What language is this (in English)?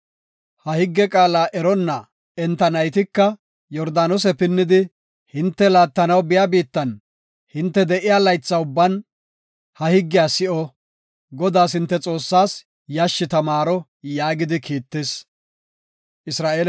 Gofa